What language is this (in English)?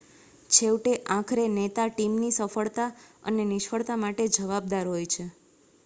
Gujarati